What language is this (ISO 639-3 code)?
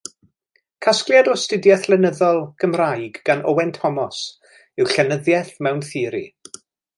cym